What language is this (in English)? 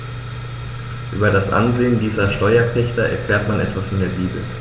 German